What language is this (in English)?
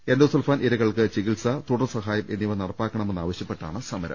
Malayalam